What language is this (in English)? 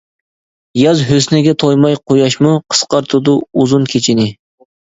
Uyghur